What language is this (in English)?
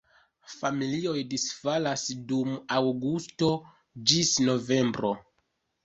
Esperanto